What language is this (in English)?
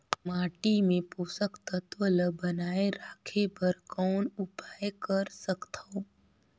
Chhattisgarhi